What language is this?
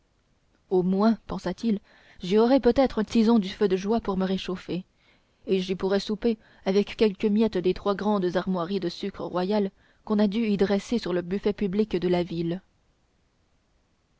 French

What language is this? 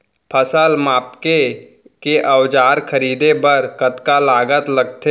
Chhattisgarhi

